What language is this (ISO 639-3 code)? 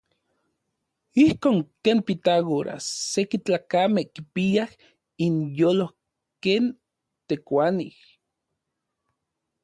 ncx